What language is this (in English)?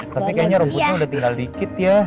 Indonesian